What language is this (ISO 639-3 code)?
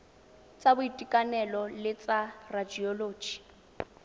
tsn